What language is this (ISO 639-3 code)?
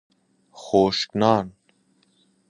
fas